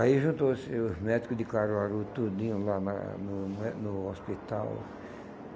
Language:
Portuguese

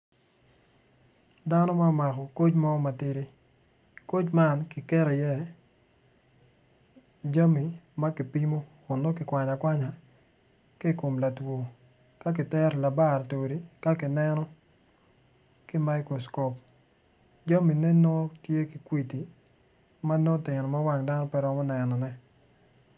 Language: Acoli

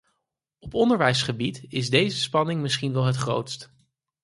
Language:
Dutch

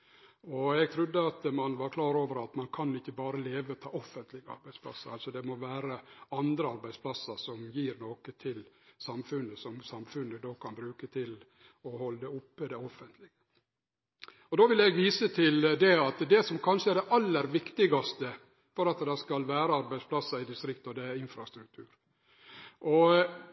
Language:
Norwegian Nynorsk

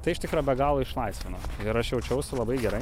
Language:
Lithuanian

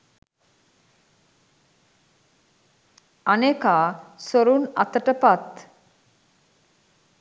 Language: Sinhala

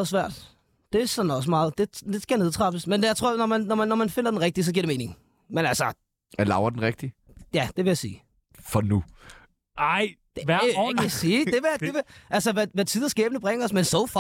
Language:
Danish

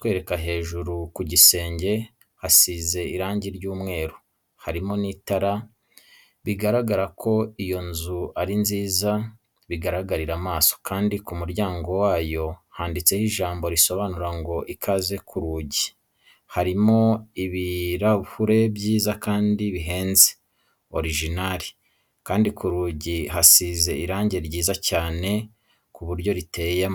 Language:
Kinyarwanda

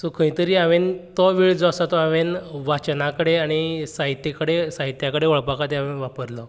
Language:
Konkani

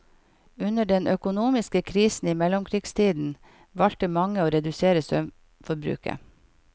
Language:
Norwegian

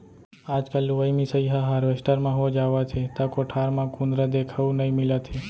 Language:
Chhattisgarhi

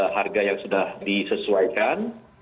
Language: Indonesian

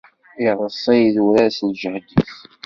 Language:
Kabyle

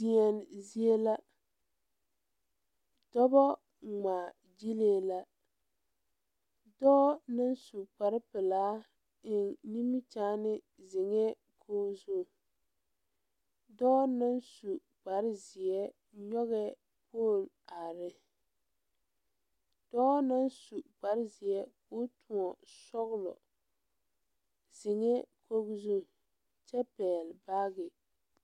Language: Southern Dagaare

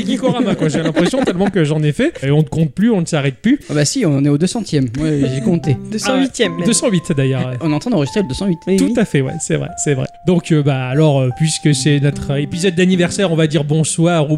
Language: French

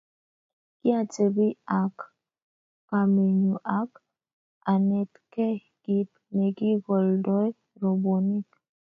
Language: Kalenjin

